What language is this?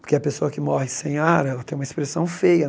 Portuguese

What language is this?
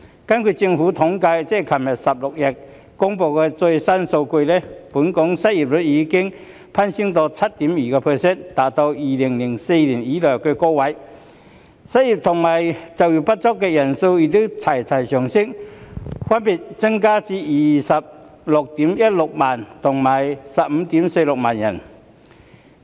Cantonese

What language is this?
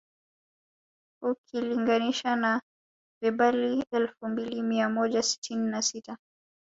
Swahili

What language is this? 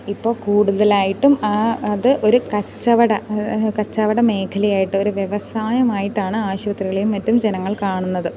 Malayalam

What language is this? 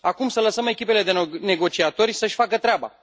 Romanian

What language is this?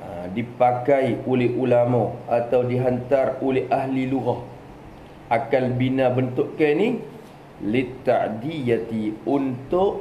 Malay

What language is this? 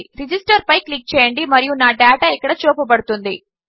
Telugu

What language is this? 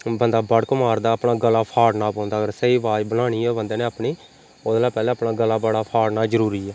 Dogri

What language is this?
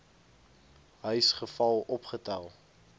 Afrikaans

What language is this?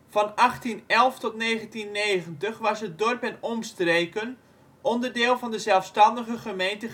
Dutch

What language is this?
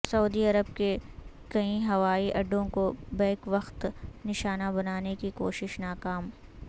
Urdu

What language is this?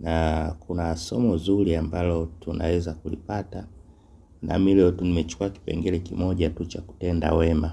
Swahili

